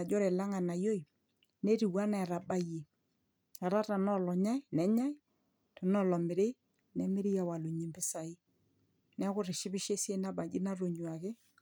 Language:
Masai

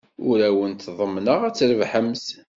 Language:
Kabyle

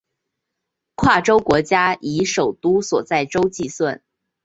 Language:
Chinese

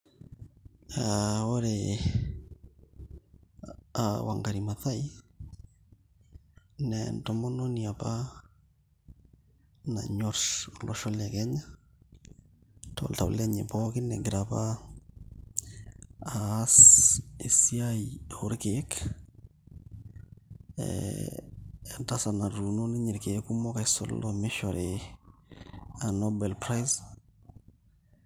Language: Masai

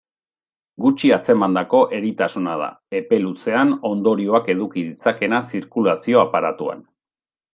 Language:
Basque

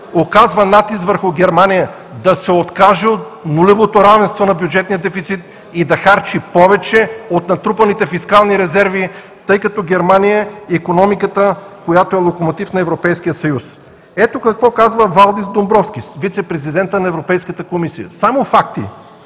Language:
Bulgarian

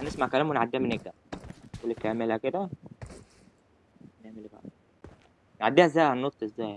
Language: Arabic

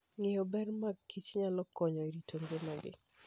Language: Luo (Kenya and Tanzania)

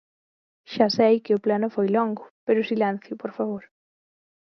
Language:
Galician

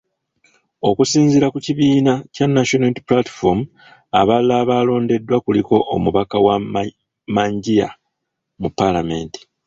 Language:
Ganda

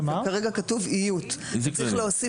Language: Hebrew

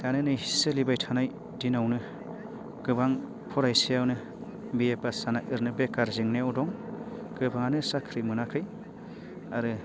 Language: Bodo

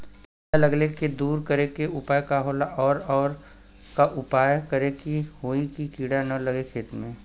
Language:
Bhojpuri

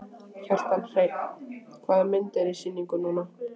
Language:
Icelandic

